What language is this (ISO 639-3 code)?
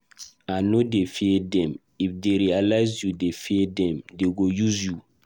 pcm